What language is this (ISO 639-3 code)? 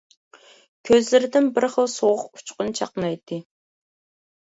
uig